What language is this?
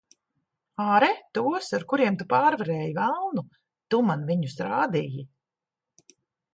Latvian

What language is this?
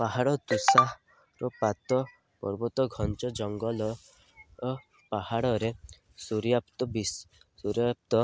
Odia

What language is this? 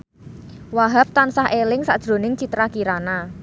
Javanese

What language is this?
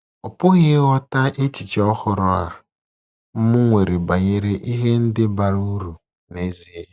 Igbo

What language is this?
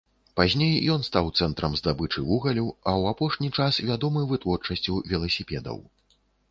Belarusian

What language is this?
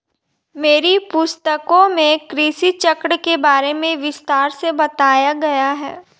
Hindi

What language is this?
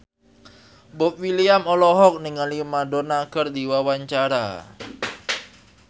Sundanese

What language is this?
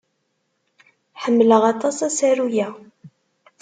Kabyle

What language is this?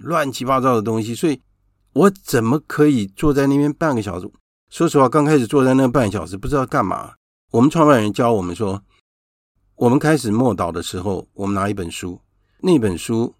Chinese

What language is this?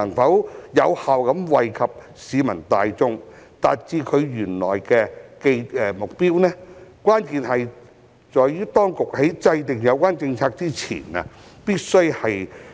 Cantonese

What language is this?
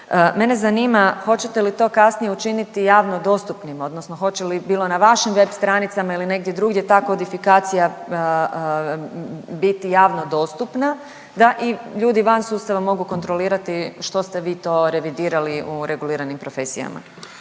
Croatian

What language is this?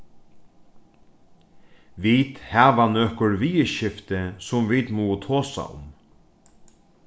Faroese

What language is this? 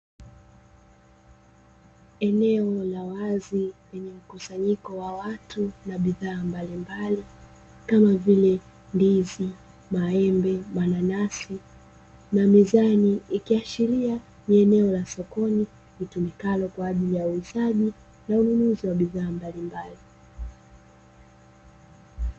Swahili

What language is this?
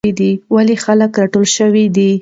Pashto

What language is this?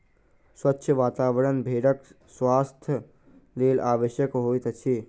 Maithili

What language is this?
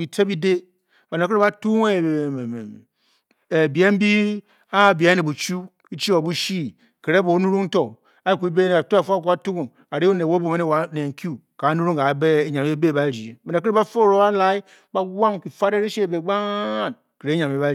Bokyi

